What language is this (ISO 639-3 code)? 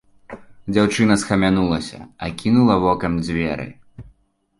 bel